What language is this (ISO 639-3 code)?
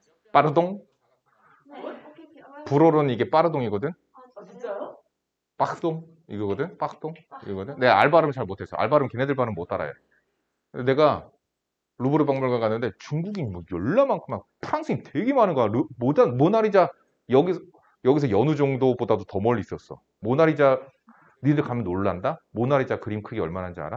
kor